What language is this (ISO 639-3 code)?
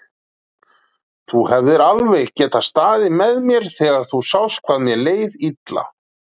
isl